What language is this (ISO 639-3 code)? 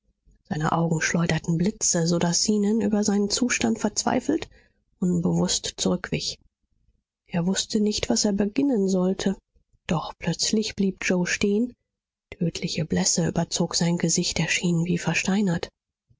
deu